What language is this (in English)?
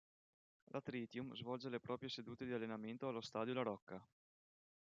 Italian